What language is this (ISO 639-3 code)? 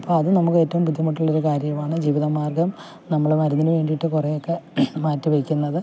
mal